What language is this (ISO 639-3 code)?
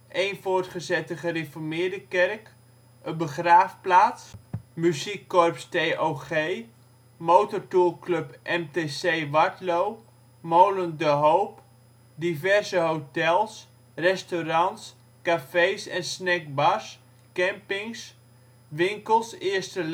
nld